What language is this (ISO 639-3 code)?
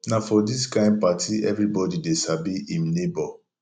pcm